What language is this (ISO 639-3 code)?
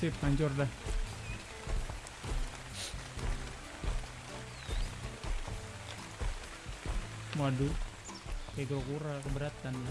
ind